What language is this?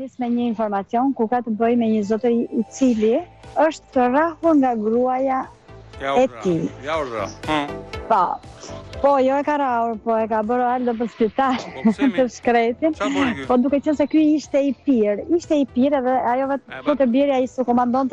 Romanian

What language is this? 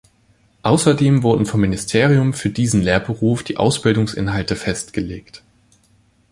German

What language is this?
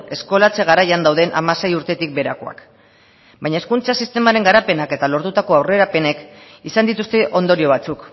Basque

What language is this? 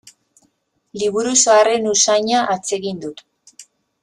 Basque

